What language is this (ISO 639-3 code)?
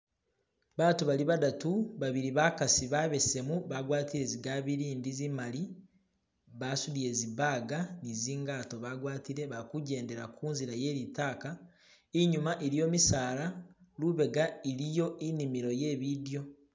myx